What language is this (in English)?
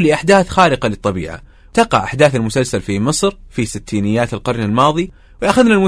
Arabic